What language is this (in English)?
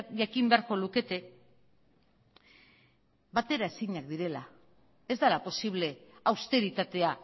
Basque